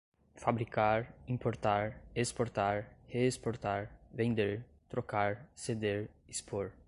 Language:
Portuguese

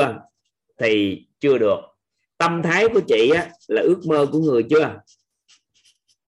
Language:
Vietnamese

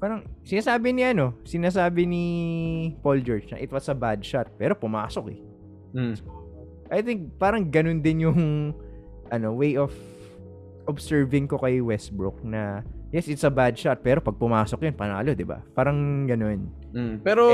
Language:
Filipino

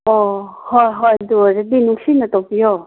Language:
Manipuri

